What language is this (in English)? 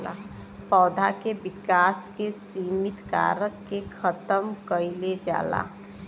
Bhojpuri